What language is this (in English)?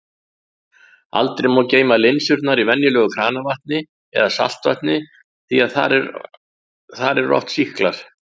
Icelandic